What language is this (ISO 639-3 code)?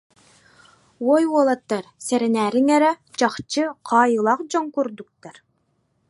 sah